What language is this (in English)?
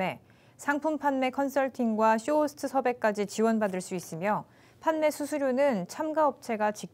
Korean